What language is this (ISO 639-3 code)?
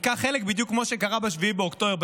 heb